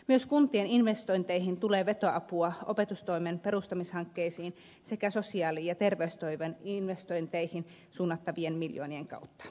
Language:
Finnish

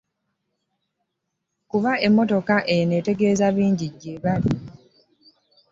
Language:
Ganda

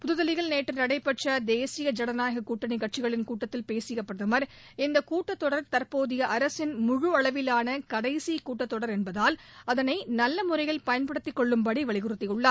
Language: Tamil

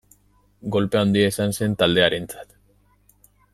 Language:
Basque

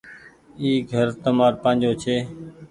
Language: Goaria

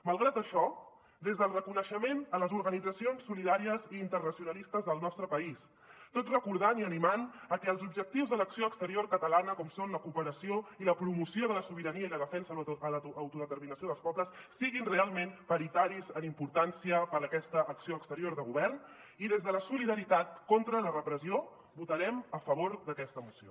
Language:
Catalan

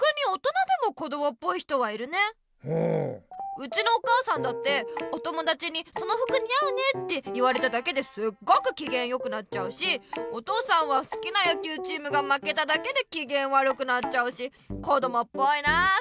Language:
Japanese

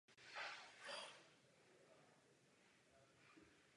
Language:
Czech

